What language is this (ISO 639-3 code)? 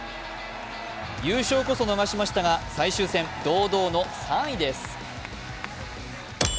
jpn